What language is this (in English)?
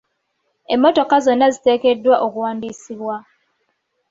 Ganda